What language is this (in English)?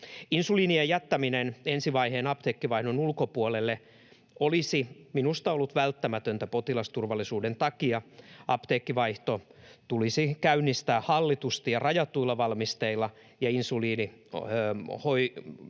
Finnish